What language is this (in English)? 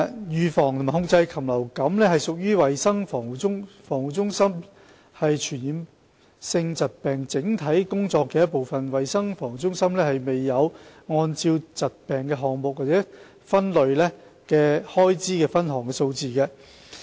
Cantonese